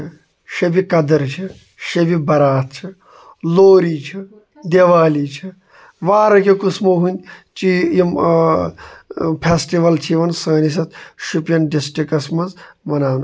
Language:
Kashmiri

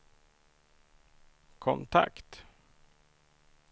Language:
Swedish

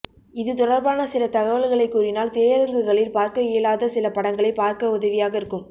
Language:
Tamil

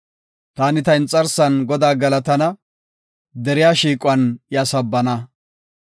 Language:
Gofa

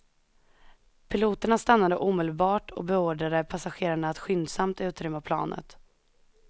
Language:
Swedish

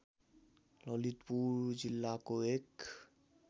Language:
Nepali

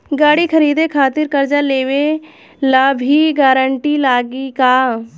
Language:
Bhojpuri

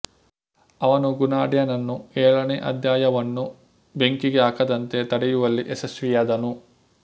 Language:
Kannada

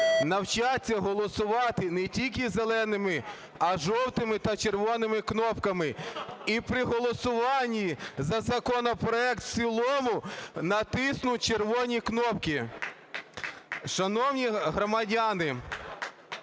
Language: Ukrainian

